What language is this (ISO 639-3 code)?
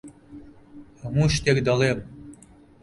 ckb